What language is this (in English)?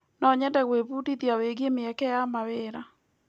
Kikuyu